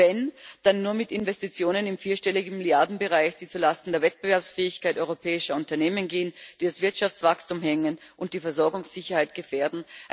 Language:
German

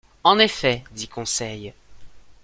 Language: French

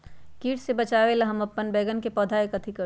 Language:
Magahi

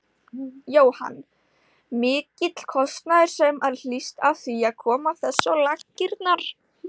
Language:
Icelandic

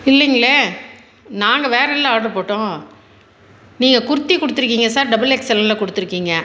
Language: Tamil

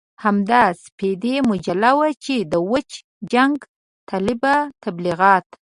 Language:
Pashto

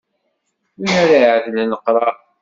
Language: Kabyle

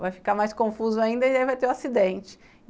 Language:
Portuguese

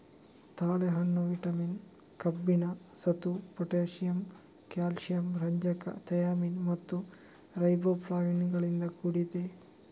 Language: Kannada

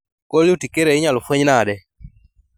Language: Luo (Kenya and Tanzania)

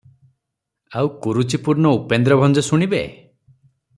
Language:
Odia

